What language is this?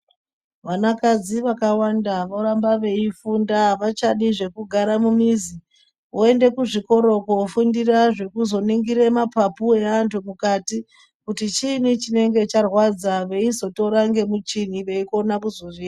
Ndau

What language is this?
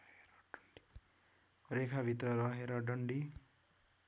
Nepali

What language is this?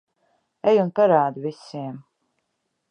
Latvian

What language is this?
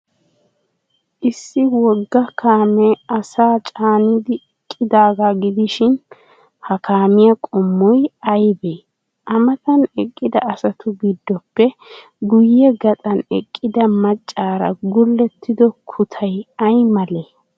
Wolaytta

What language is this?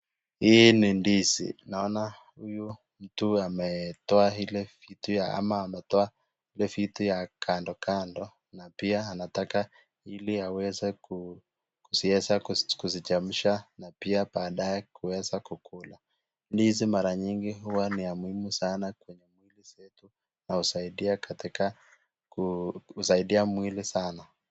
Swahili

